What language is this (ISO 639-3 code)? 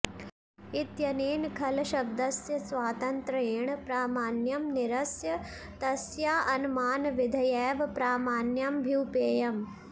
san